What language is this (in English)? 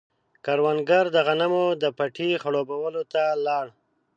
Pashto